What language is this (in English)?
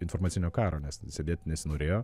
Lithuanian